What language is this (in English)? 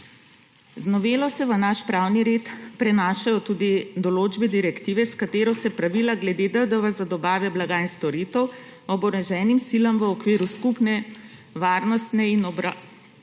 Slovenian